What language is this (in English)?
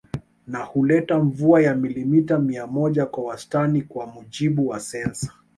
Swahili